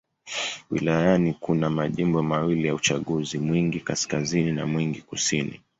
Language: Swahili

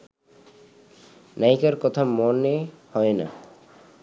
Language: Bangla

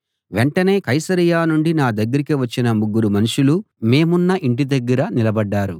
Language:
Telugu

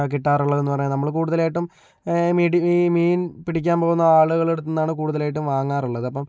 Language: Malayalam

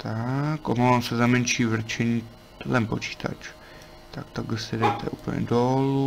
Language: Czech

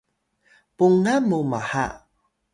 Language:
Atayal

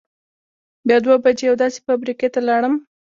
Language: Pashto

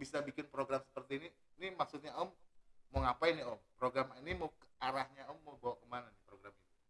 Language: Indonesian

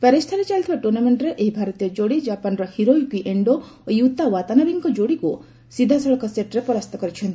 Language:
Odia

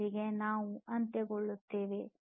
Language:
Kannada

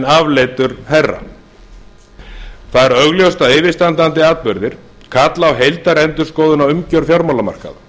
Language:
Icelandic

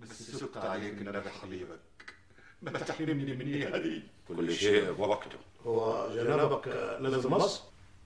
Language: Arabic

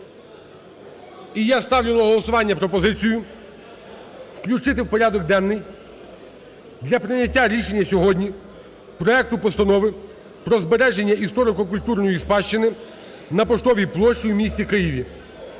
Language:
Ukrainian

